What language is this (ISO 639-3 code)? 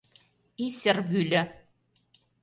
chm